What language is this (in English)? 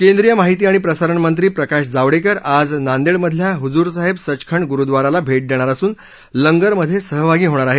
Marathi